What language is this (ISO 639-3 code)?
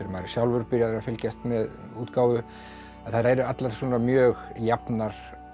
isl